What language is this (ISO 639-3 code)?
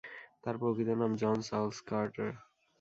ben